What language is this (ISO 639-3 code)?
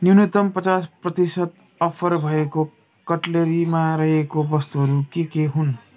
nep